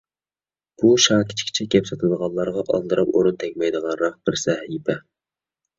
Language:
Uyghur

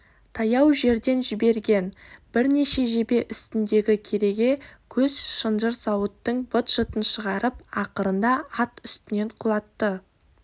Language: Kazakh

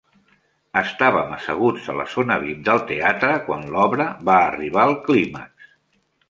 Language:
Catalan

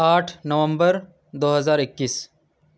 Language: Urdu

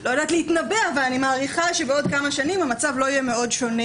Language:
Hebrew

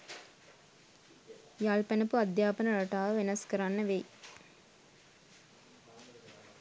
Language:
Sinhala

